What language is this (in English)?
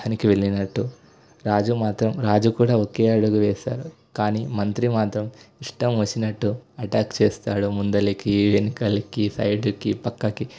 Telugu